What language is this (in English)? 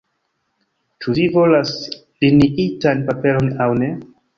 Esperanto